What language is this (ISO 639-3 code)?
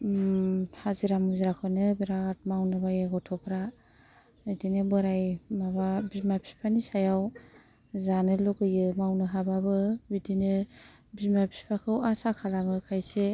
brx